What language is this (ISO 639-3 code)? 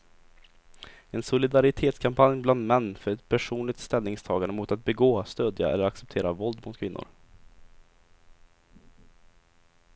swe